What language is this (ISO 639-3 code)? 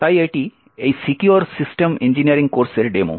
ben